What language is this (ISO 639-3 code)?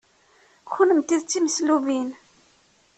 kab